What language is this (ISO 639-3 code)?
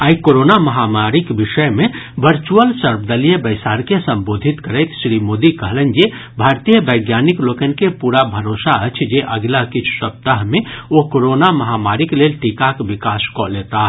mai